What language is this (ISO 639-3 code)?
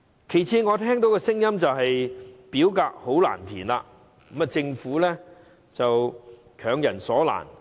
yue